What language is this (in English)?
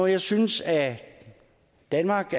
Danish